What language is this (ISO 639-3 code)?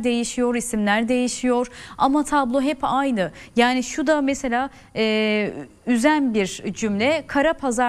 tur